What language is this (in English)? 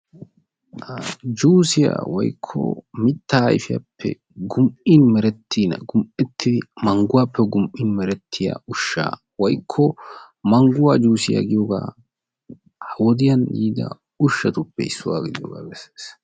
Wolaytta